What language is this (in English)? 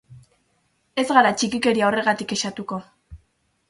Basque